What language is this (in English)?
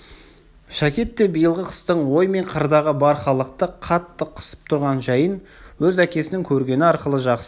Kazakh